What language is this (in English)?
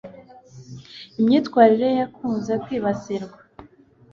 Kinyarwanda